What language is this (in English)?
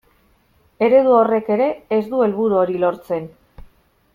Basque